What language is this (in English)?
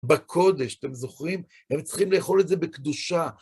Hebrew